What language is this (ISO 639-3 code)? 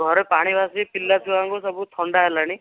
ori